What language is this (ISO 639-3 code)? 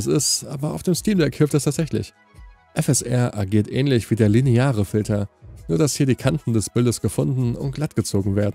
deu